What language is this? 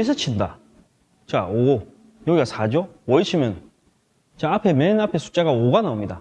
Korean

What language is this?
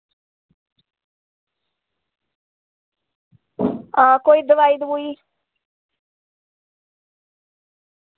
Dogri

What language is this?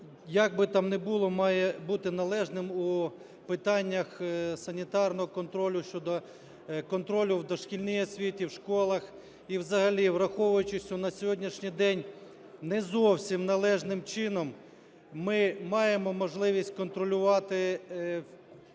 Ukrainian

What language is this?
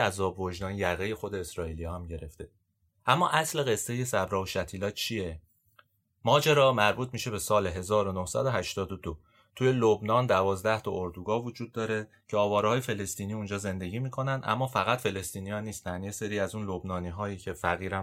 Persian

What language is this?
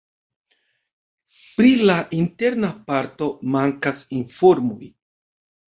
Esperanto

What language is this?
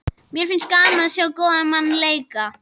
Icelandic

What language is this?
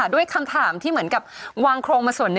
Thai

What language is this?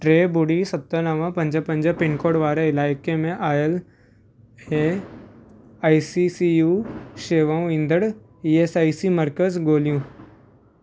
Sindhi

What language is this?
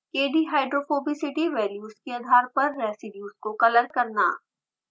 Hindi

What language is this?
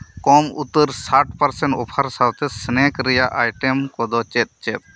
Santali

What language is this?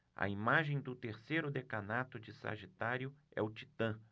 Portuguese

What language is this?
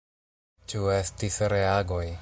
Esperanto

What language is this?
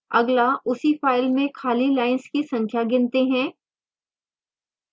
Hindi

